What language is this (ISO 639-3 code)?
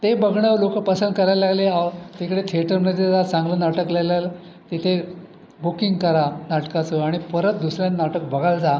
mar